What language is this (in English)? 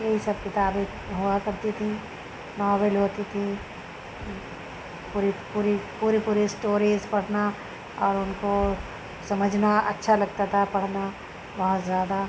Urdu